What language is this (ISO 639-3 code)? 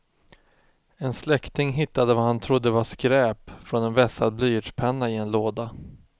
swe